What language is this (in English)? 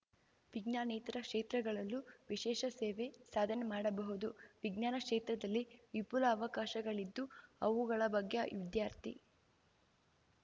Kannada